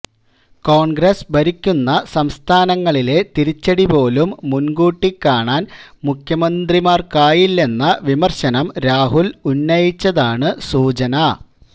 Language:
Malayalam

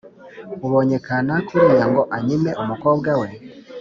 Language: Kinyarwanda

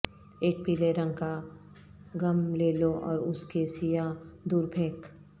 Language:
Urdu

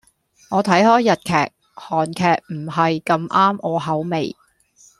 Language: Cantonese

